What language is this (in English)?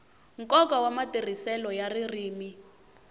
Tsonga